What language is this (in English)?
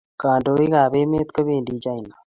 Kalenjin